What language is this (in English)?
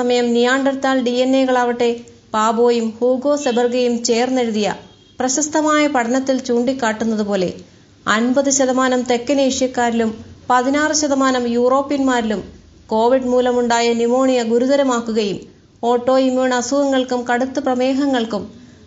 Malayalam